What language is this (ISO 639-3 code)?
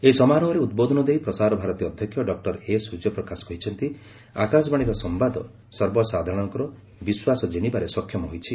ori